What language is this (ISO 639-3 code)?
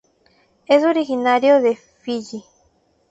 spa